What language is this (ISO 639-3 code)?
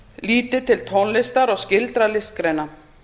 isl